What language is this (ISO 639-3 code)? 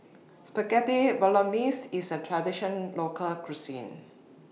eng